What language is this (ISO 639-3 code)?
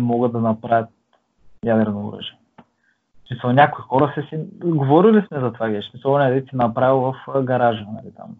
bul